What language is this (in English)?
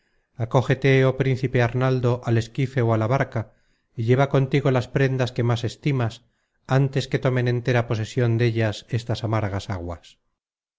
Spanish